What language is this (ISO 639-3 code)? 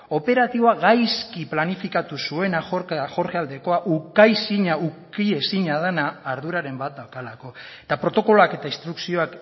eus